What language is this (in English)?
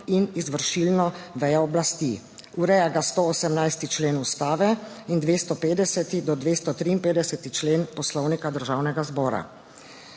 Slovenian